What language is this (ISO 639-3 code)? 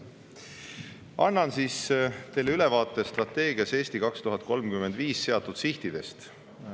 est